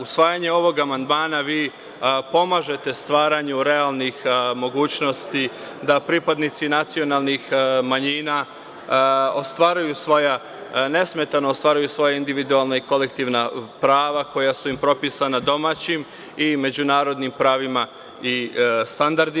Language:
Serbian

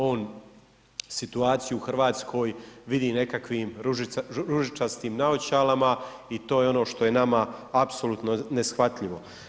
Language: Croatian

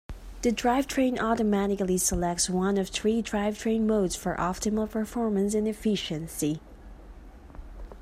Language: English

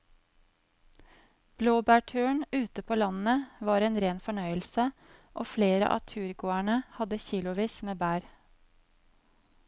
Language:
Norwegian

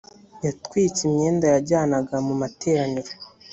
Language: Kinyarwanda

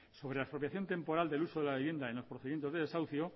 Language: Spanish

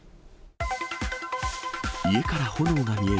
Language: Japanese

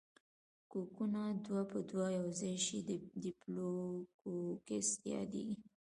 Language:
Pashto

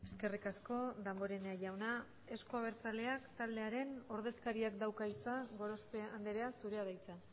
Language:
Basque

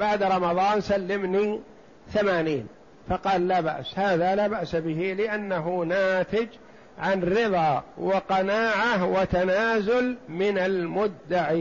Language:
Arabic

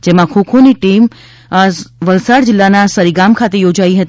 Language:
Gujarati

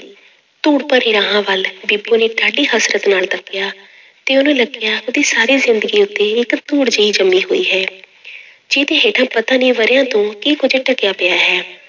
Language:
Punjabi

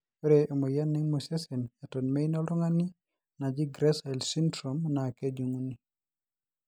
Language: Masai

